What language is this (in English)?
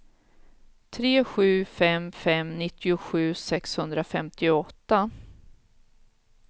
Swedish